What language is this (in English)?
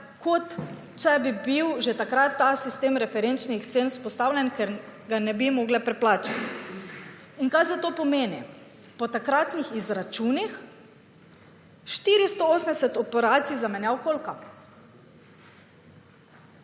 Slovenian